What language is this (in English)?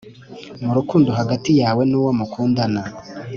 Kinyarwanda